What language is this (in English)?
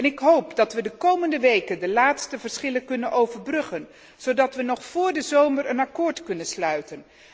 Dutch